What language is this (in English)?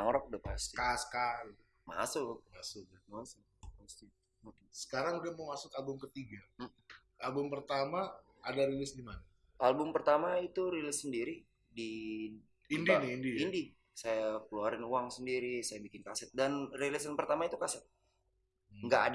Indonesian